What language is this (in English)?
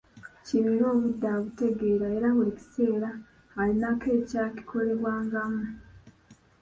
Ganda